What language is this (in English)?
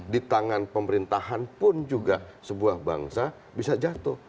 Indonesian